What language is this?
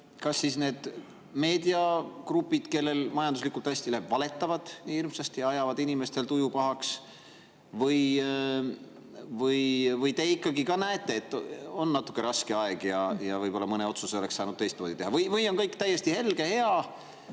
Estonian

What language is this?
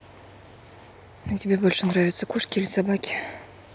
Russian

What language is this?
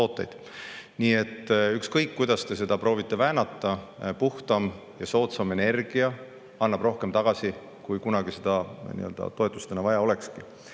Estonian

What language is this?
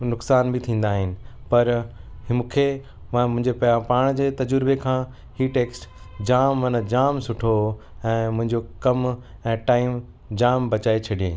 Sindhi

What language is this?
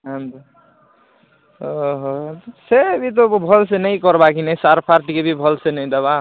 Odia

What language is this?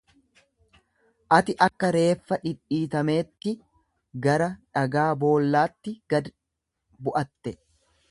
Oromo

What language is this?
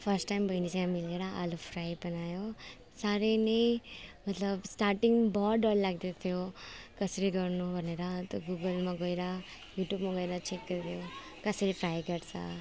Nepali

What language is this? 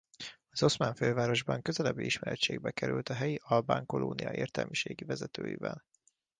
Hungarian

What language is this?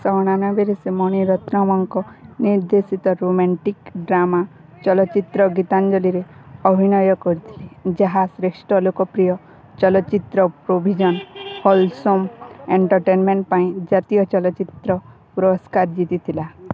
Odia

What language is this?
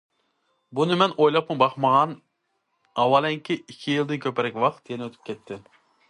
Uyghur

